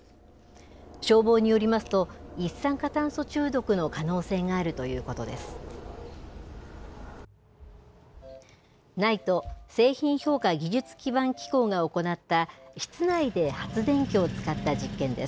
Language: Japanese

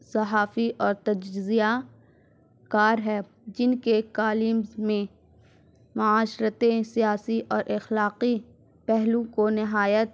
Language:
Urdu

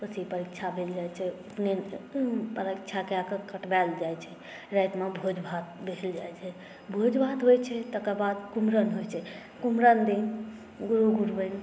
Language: Maithili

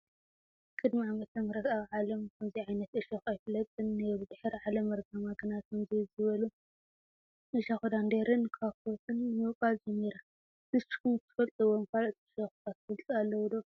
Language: Tigrinya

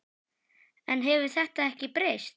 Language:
Icelandic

